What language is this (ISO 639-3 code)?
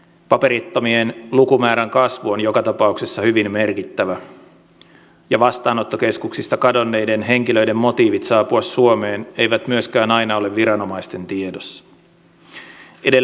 fin